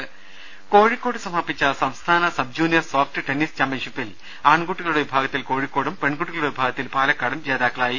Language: Malayalam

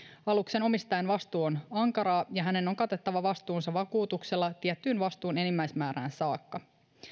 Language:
Finnish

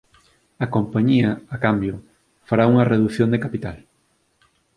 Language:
Galician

